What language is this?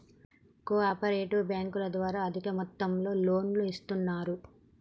Telugu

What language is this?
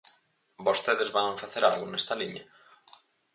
Galician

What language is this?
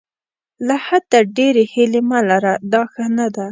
Pashto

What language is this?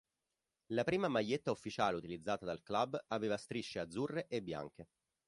Italian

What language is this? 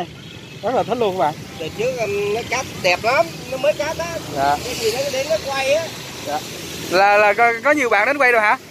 Vietnamese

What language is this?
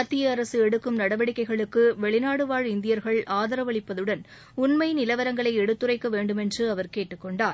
Tamil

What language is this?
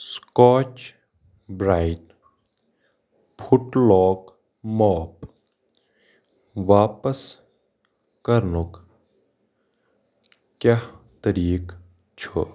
Kashmiri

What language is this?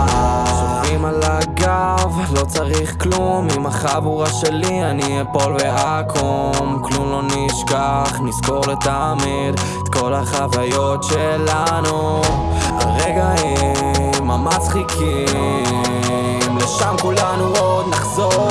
Hebrew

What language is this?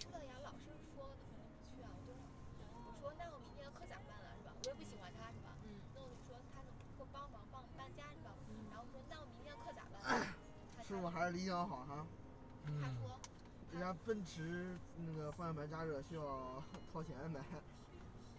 Chinese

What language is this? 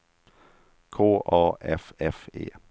Swedish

